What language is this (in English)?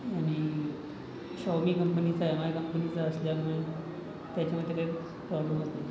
Marathi